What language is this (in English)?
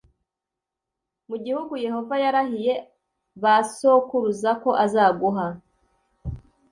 Kinyarwanda